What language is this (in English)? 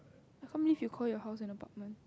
English